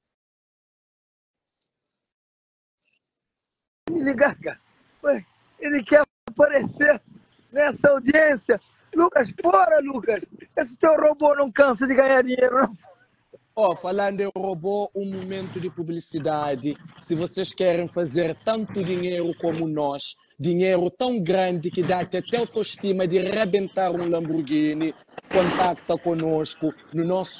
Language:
Portuguese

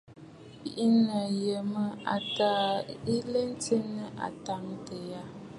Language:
Bafut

